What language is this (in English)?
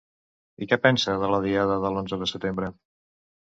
Catalan